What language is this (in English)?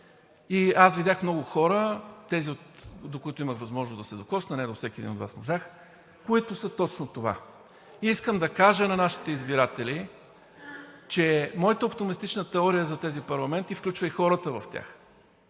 Bulgarian